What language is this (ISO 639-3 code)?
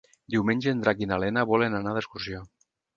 cat